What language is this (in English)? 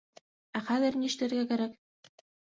Bashkir